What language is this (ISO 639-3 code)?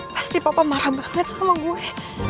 ind